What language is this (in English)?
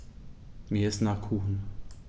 German